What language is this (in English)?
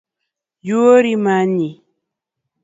Luo (Kenya and Tanzania)